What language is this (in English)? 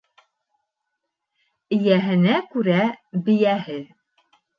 Bashkir